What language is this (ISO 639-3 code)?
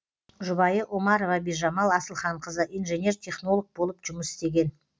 kaz